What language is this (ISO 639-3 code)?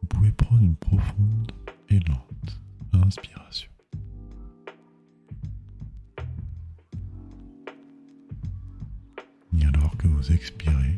fra